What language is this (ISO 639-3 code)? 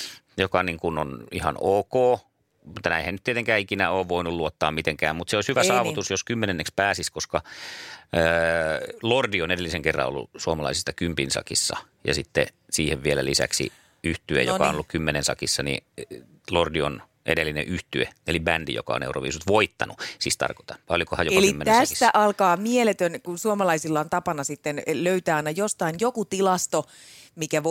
fin